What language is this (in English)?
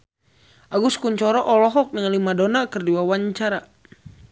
Sundanese